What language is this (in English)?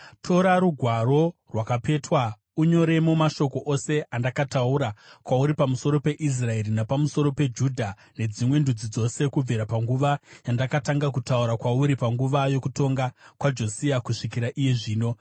Shona